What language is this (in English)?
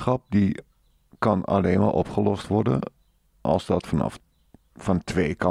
Dutch